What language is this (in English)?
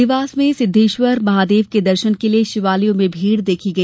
Hindi